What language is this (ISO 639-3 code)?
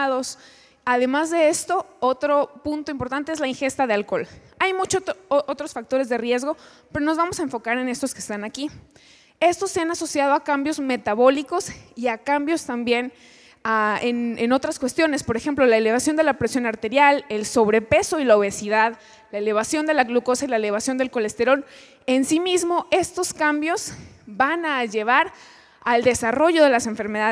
spa